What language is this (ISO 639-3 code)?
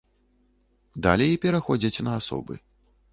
bel